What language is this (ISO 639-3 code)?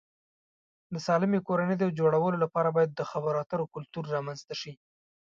pus